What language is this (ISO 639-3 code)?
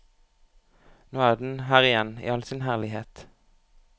nor